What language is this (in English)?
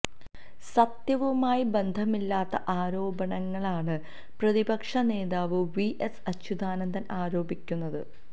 Malayalam